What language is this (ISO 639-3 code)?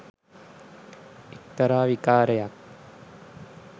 sin